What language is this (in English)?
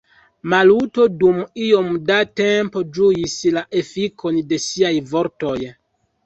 Esperanto